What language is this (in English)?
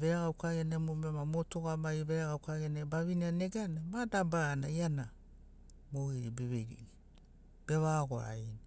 Sinaugoro